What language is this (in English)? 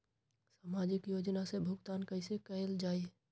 Magahi